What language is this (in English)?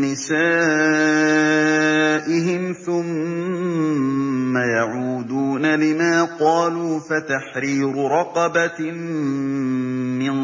Arabic